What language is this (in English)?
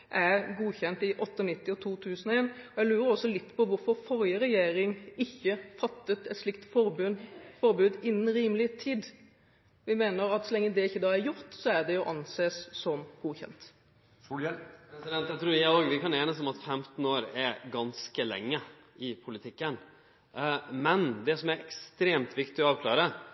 Norwegian